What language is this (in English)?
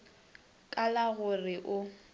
Northern Sotho